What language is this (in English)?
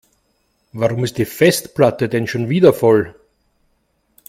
German